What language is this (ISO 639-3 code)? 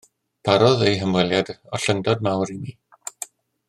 cym